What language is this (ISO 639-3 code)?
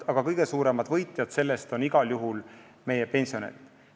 est